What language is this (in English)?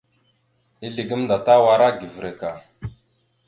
Mada (Cameroon)